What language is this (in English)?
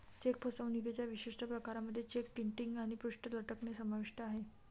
Marathi